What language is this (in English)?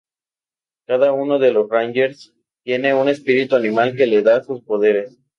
Spanish